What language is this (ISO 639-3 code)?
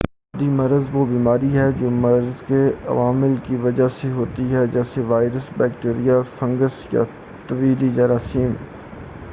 urd